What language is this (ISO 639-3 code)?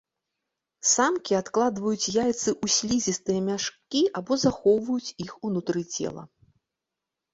bel